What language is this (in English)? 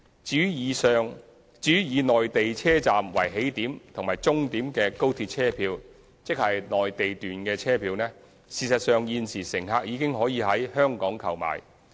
Cantonese